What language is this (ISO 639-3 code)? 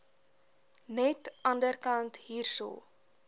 afr